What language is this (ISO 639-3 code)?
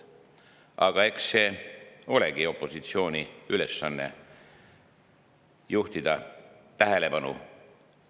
est